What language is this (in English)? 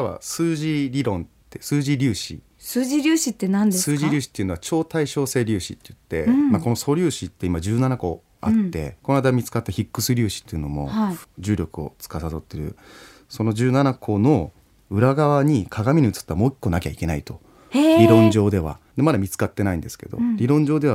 Japanese